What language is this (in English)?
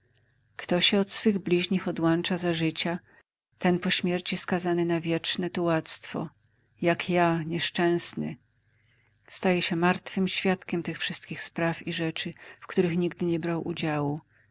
Polish